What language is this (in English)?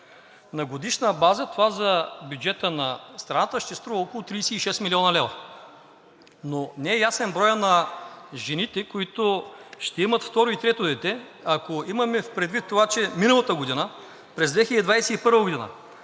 Bulgarian